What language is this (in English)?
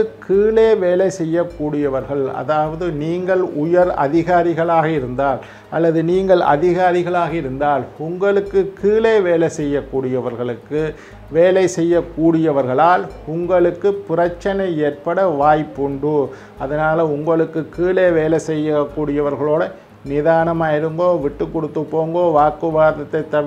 Indonesian